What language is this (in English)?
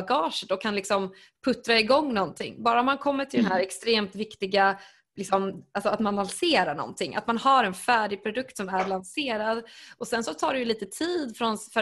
Swedish